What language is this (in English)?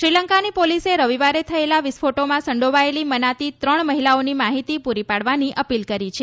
Gujarati